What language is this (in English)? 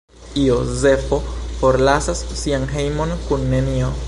Esperanto